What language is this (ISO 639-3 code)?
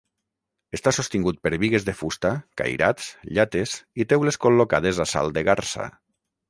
cat